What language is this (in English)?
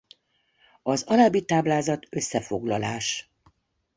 Hungarian